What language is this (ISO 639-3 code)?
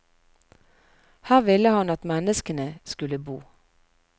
nor